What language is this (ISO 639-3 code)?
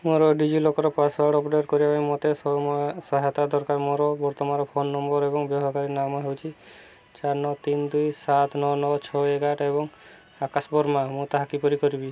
ori